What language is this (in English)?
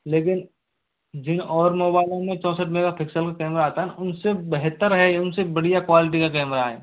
Hindi